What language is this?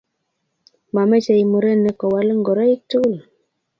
Kalenjin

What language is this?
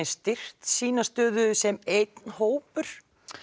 Icelandic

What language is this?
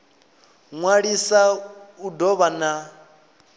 Venda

